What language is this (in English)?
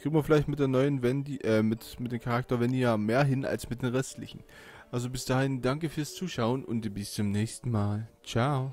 German